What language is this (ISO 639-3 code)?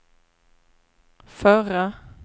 swe